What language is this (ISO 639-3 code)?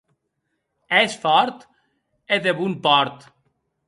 oci